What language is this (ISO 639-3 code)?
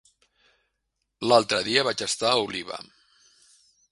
cat